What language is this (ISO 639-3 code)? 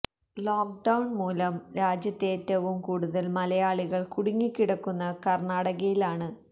mal